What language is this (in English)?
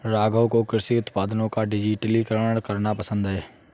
Hindi